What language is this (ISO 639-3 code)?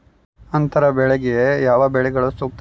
kan